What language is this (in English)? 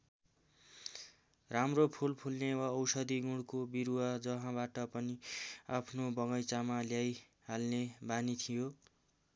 Nepali